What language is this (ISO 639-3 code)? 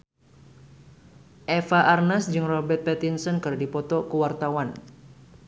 sun